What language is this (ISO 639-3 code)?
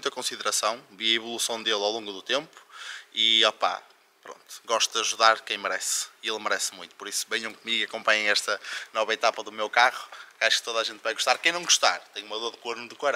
por